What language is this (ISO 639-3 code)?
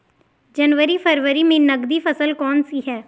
hin